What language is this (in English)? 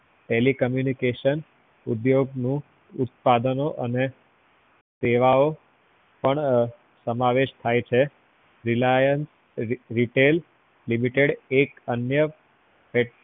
Gujarati